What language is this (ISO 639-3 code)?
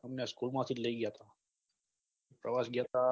guj